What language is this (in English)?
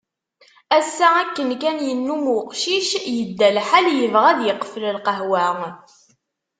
Kabyle